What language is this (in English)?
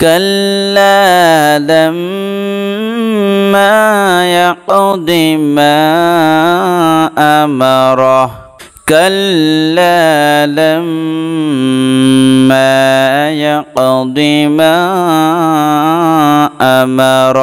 Bangla